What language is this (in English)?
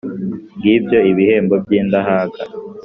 Kinyarwanda